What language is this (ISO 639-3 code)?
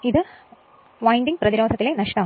mal